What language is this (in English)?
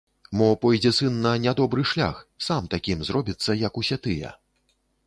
Belarusian